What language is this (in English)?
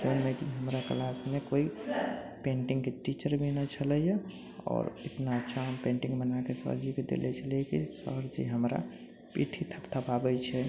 Maithili